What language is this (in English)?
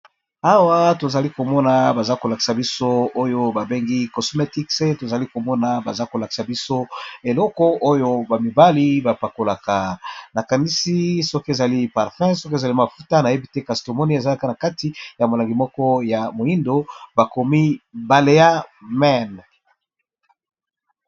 Lingala